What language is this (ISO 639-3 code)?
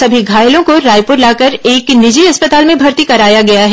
hin